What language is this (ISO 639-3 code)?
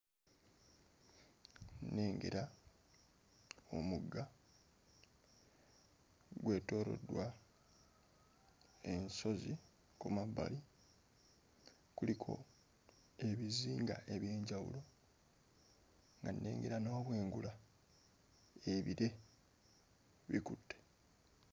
lug